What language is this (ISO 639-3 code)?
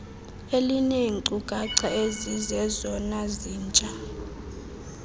xho